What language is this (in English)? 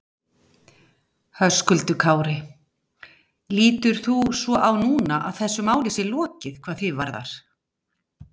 Icelandic